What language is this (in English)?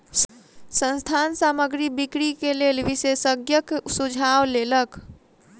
Maithili